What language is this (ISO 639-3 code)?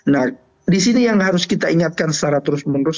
ind